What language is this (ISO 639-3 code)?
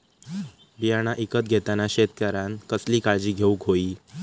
mar